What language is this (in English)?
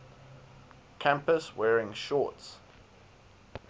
English